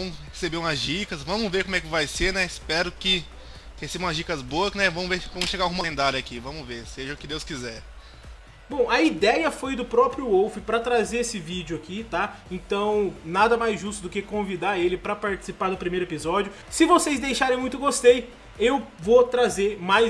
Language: Portuguese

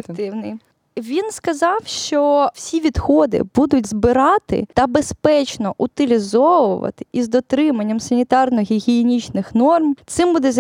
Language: Ukrainian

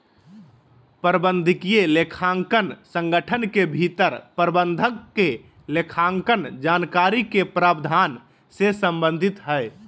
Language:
Magahi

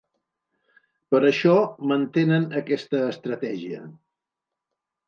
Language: Catalan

